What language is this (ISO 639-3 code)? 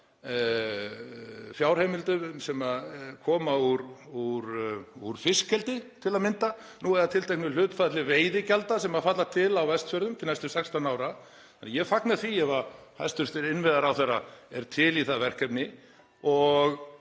isl